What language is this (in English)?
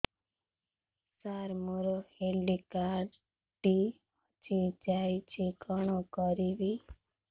Odia